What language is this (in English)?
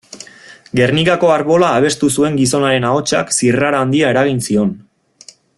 Basque